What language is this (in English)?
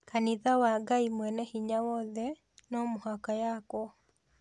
Kikuyu